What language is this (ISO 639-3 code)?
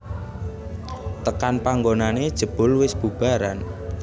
jav